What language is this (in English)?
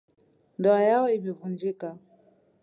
Swahili